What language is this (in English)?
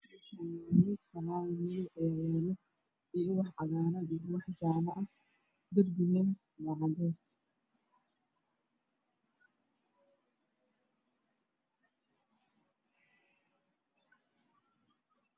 Somali